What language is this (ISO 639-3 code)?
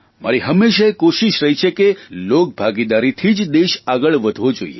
guj